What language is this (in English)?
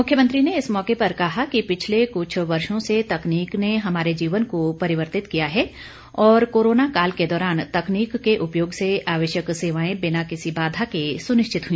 Hindi